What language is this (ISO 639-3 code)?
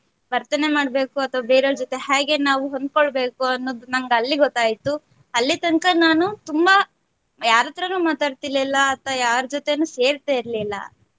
kan